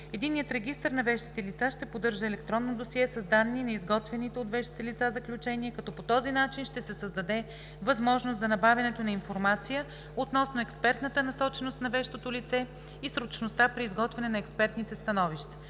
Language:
Bulgarian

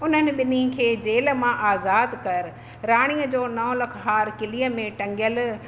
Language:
Sindhi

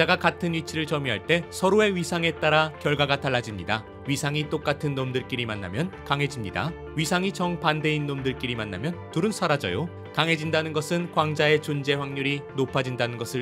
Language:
Korean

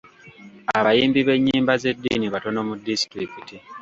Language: Ganda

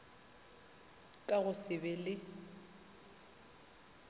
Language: Northern Sotho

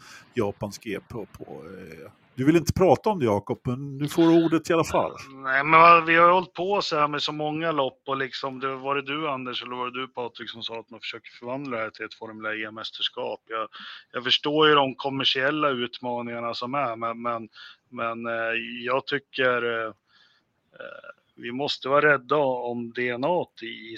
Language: Swedish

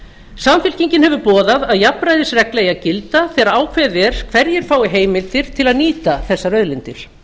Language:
Icelandic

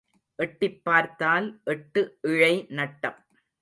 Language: Tamil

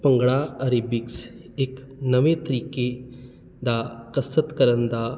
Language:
Punjabi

